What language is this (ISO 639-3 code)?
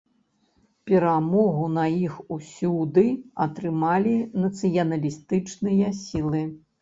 bel